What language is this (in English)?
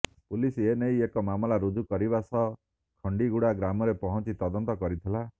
Odia